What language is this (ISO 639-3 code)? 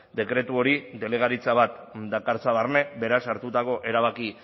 eus